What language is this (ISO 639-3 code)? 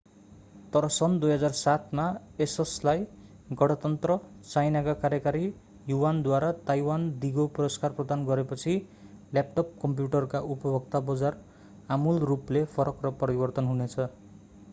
nep